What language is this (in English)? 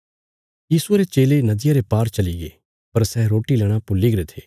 Bilaspuri